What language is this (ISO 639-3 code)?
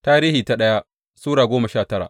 hau